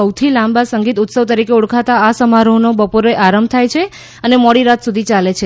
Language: Gujarati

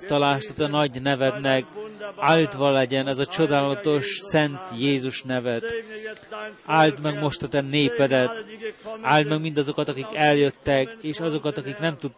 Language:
Hungarian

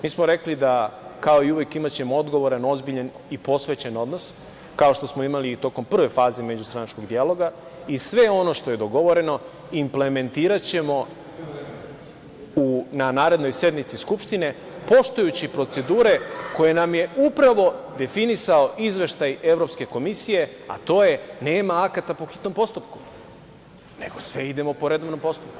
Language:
Serbian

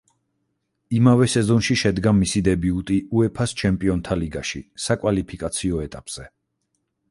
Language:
Georgian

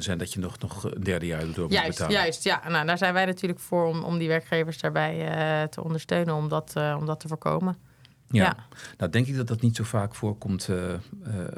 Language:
Dutch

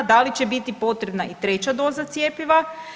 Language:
Croatian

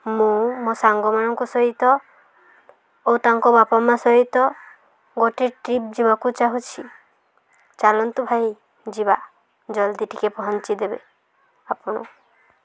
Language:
Odia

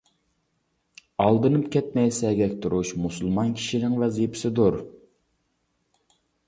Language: Uyghur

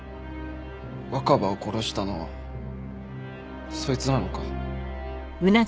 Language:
Japanese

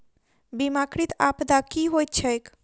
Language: Maithili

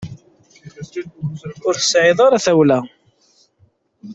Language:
Kabyle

